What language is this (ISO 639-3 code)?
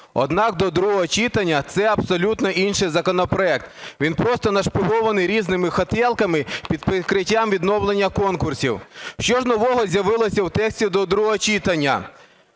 ukr